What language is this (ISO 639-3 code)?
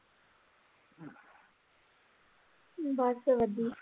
pan